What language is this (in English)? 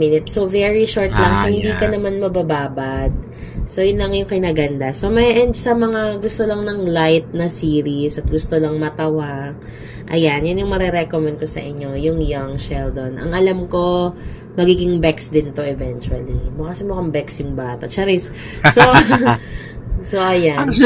Filipino